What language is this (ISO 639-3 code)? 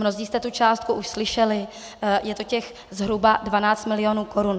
ces